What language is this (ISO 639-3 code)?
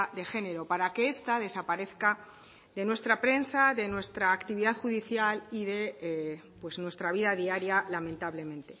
spa